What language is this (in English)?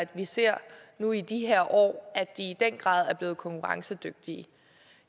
Danish